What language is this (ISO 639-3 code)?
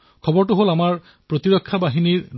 asm